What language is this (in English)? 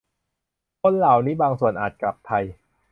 Thai